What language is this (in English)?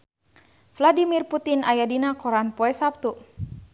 Sundanese